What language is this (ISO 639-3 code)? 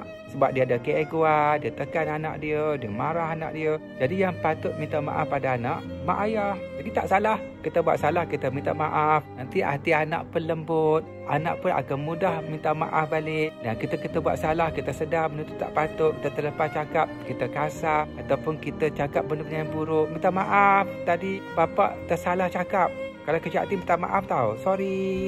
msa